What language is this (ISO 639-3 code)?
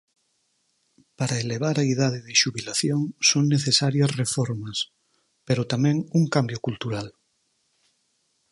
glg